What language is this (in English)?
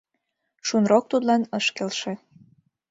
Mari